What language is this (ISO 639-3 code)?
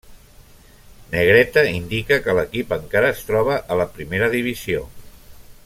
cat